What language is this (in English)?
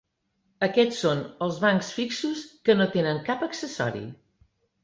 Catalan